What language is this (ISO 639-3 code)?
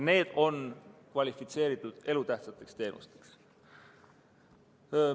est